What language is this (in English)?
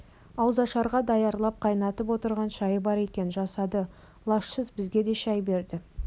Kazakh